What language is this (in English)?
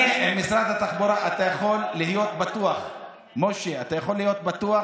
Hebrew